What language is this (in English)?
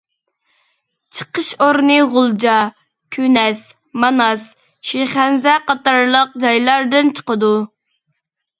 Uyghur